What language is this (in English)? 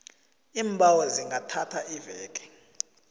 South Ndebele